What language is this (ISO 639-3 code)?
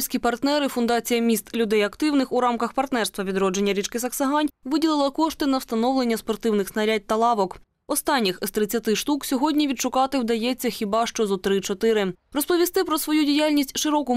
ukr